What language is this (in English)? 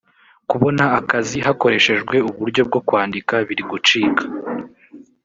Kinyarwanda